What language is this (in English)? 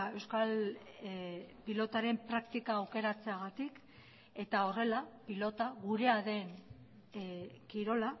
Basque